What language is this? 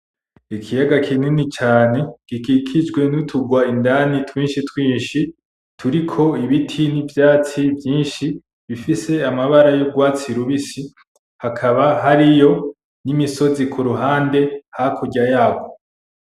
Rundi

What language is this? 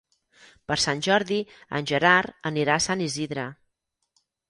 Catalan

